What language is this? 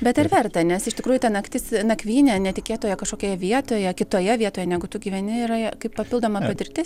Lithuanian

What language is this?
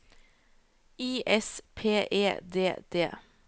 Norwegian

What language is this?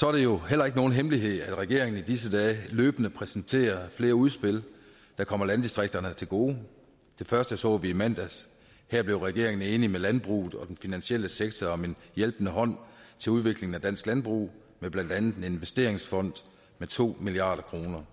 Danish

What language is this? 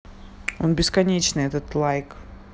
Russian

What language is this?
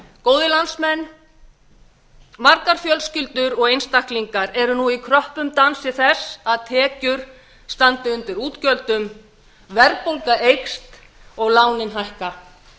Icelandic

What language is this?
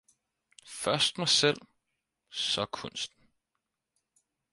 Danish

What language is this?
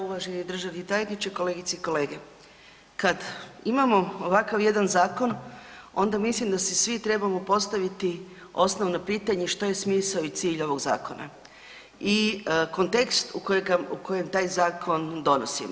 Croatian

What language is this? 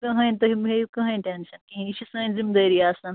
Kashmiri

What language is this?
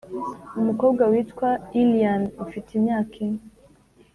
Kinyarwanda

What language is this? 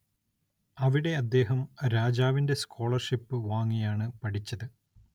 Malayalam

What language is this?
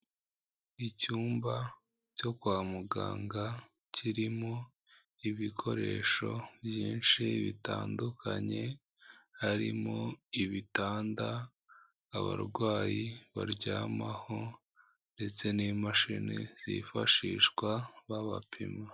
Kinyarwanda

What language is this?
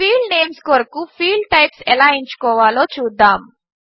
Telugu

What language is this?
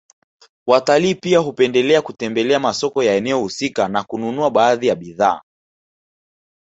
Swahili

